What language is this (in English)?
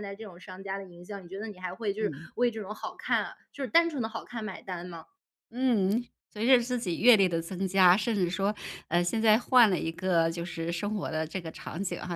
Chinese